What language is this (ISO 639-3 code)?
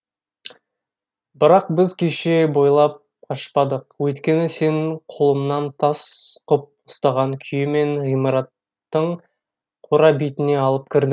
kaz